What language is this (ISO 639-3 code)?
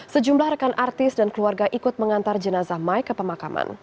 ind